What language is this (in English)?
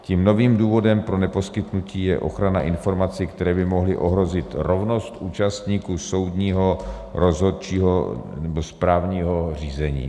Czech